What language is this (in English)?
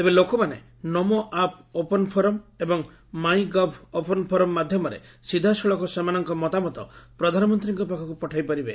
Odia